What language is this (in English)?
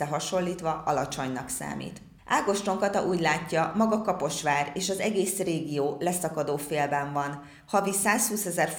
Hungarian